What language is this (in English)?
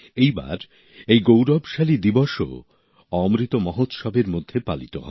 Bangla